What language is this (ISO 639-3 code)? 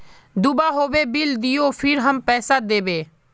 mag